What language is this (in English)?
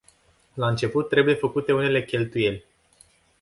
Romanian